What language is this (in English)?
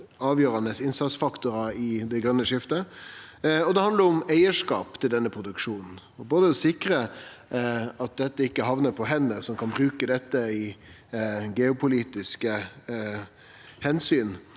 Norwegian